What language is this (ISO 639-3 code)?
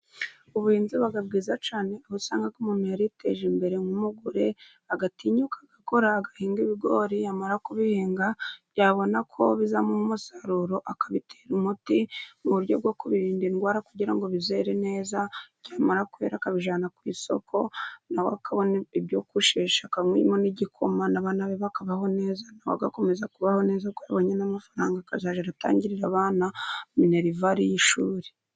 kin